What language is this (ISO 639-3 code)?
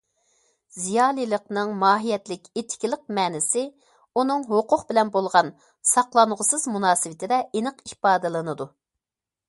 uig